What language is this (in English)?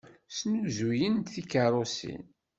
Kabyle